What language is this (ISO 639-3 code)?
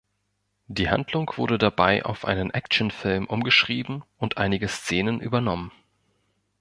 deu